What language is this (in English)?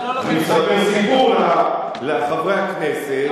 Hebrew